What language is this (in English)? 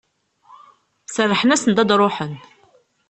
Kabyle